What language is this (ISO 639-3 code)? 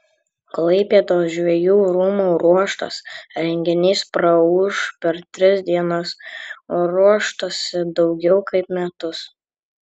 lit